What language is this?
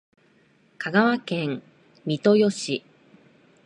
Japanese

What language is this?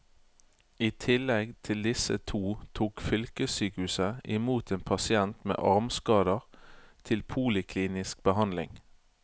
Norwegian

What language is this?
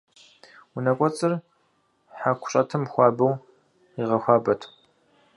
Kabardian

